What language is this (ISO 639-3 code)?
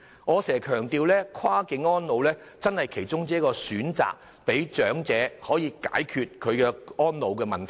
yue